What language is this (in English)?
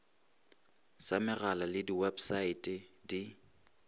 Northern Sotho